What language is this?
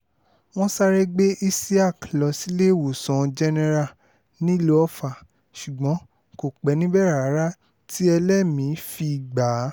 Yoruba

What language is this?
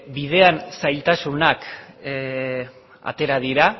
Basque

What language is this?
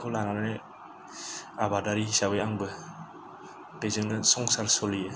Bodo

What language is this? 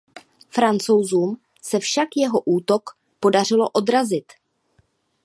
Czech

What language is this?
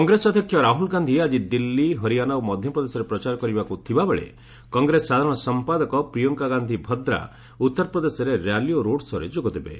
Odia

